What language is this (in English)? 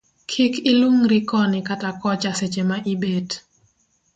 Luo (Kenya and Tanzania)